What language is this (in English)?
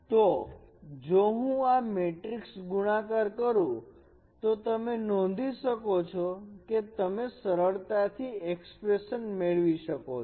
Gujarati